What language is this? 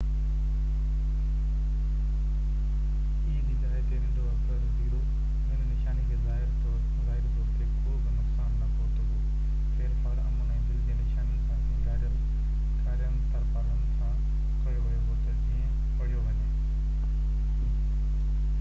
Sindhi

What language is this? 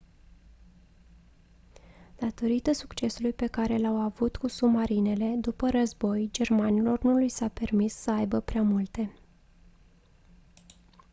Romanian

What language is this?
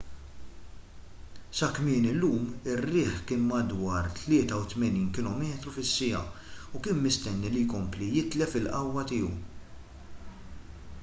Maltese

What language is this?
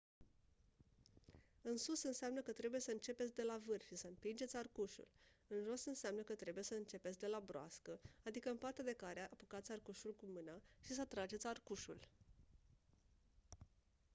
Romanian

